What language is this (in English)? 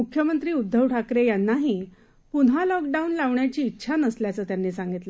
Marathi